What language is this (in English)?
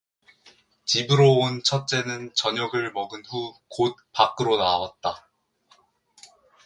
Korean